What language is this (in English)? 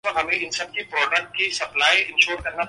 Urdu